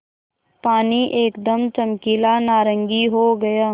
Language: Hindi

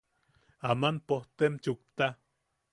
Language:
Yaqui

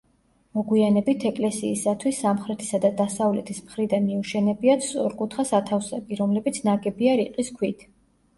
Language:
Georgian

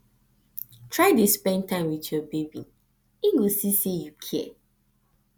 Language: Nigerian Pidgin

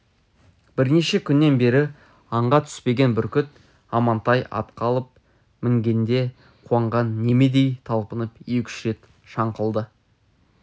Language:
Kazakh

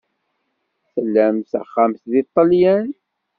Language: Kabyle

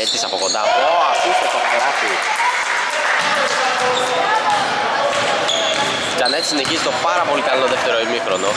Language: Greek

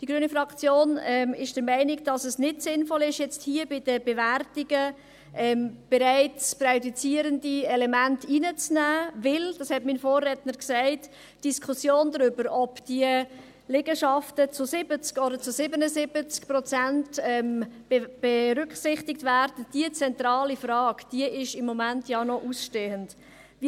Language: Swiss German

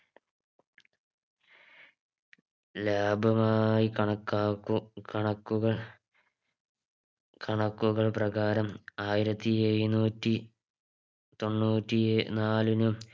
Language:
Malayalam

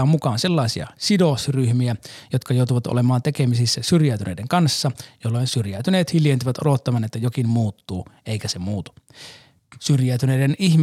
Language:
Finnish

